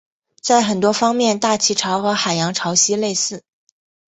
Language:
Chinese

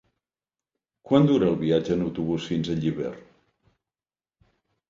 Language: Catalan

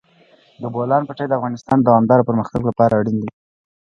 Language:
Pashto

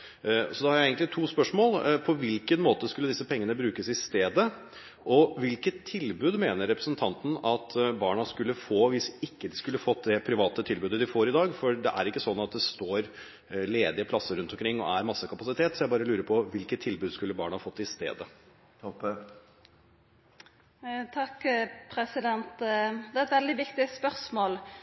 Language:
Norwegian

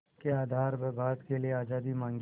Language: Hindi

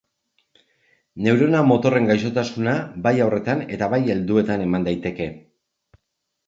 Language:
Basque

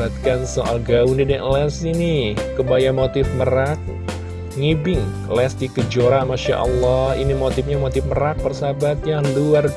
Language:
Indonesian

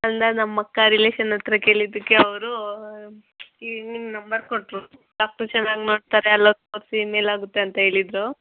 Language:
Kannada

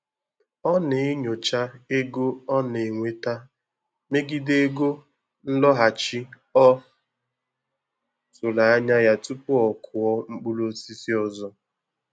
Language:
Igbo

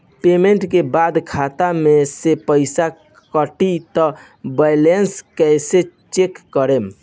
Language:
Bhojpuri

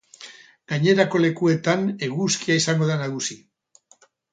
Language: Basque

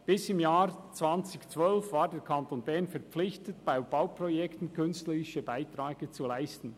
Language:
Swiss German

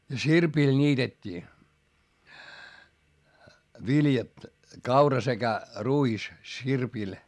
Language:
Finnish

